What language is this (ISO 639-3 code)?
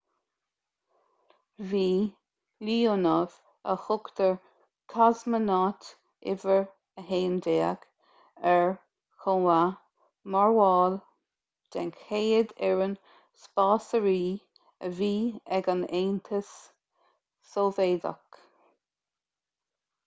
gle